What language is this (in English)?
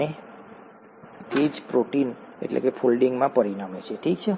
Gujarati